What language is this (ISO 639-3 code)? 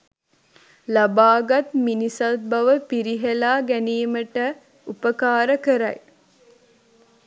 sin